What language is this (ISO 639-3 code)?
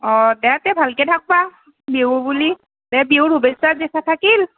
asm